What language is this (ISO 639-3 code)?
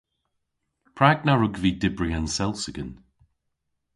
cor